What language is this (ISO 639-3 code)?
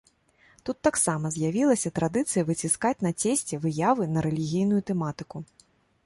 bel